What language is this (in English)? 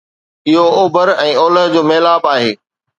Sindhi